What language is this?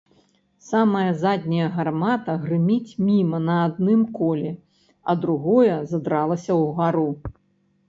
Belarusian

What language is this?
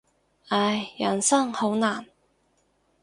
Cantonese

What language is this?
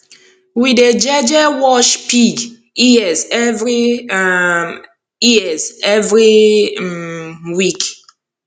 Nigerian Pidgin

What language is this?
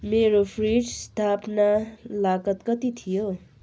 Nepali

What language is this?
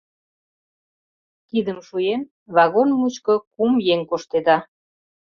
Mari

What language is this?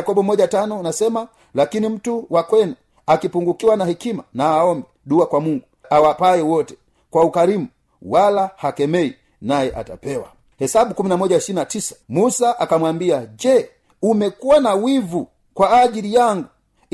Swahili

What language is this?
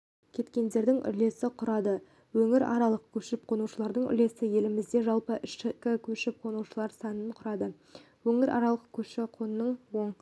Kazakh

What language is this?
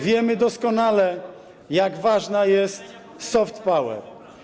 Polish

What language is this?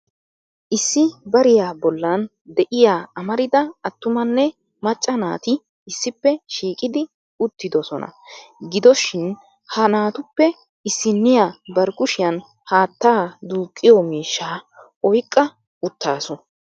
Wolaytta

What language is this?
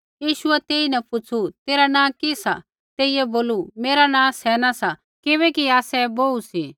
Kullu Pahari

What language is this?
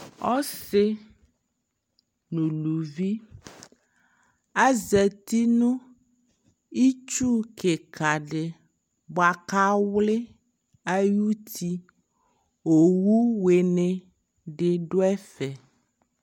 Ikposo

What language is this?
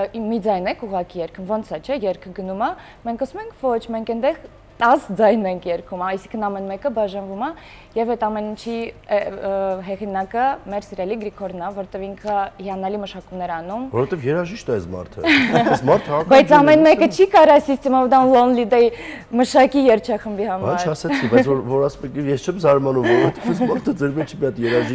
Romanian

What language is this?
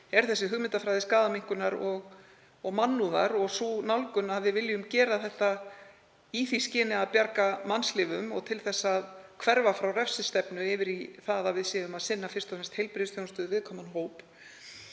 Icelandic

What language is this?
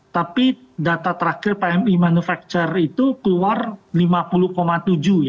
Indonesian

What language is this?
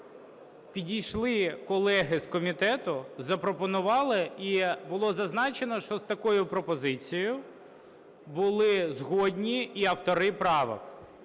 Ukrainian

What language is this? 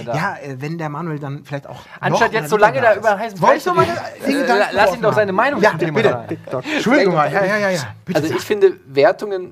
German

